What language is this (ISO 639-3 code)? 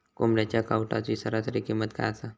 mar